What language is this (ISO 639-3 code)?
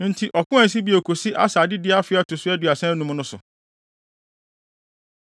aka